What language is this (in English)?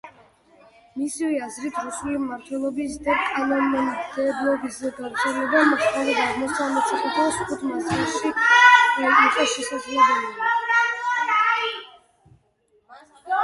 Georgian